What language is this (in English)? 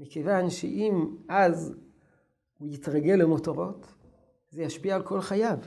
Hebrew